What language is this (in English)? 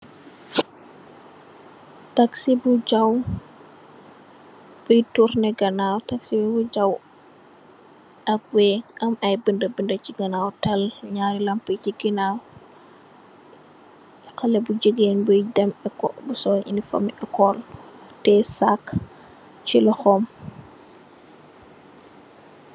Wolof